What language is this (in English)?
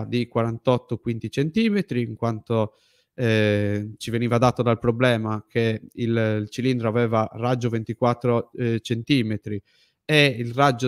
Italian